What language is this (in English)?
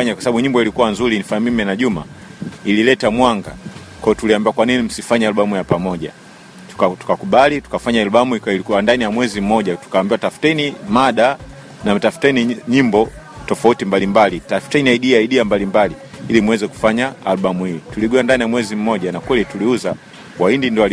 Swahili